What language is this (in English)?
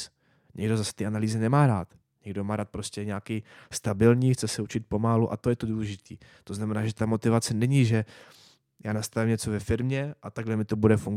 Czech